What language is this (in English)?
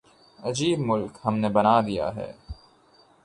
Urdu